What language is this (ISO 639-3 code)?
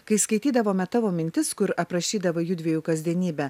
lit